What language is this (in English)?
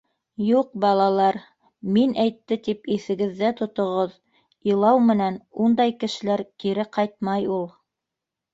Bashkir